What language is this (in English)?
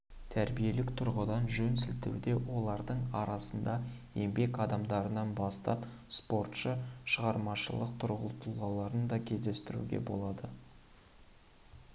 Kazakh